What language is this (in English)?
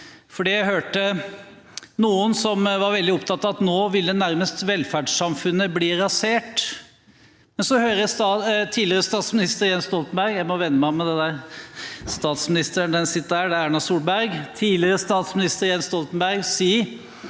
Norwegian